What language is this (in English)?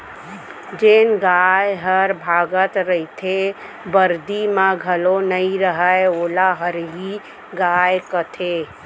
Chhattisgarhi